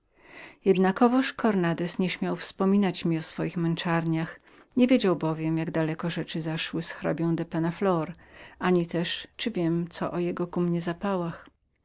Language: Polish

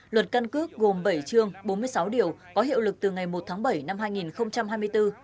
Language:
Vietnamese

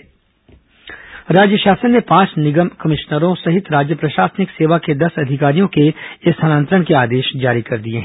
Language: Hindi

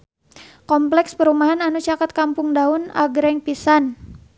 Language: Sundanese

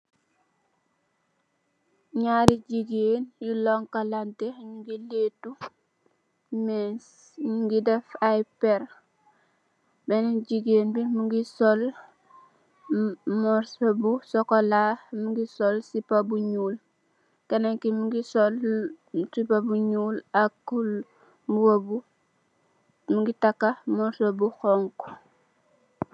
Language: Wolof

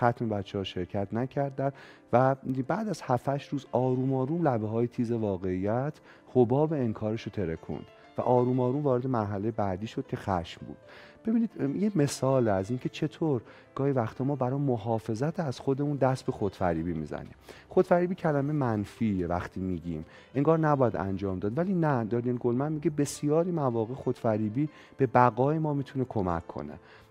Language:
Persian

